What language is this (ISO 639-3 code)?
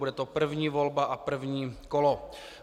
ces